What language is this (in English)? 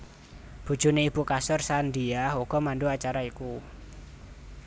Javanese